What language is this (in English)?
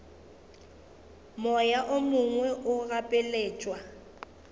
Northern Sotho